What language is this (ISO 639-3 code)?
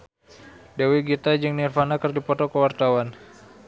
sun